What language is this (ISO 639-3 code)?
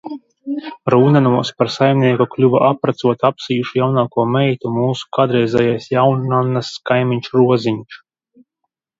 lav